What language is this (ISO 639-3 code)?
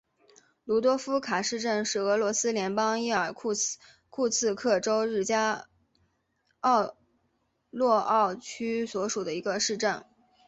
zho